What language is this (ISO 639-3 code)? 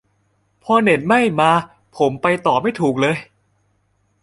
tha